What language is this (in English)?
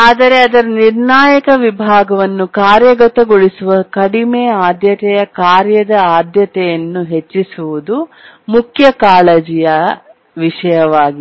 Kannada